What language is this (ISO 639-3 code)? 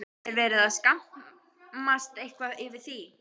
isl